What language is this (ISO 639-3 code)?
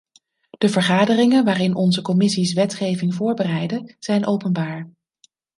nld